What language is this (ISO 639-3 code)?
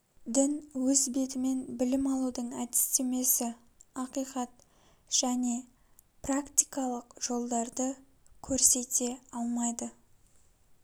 kaz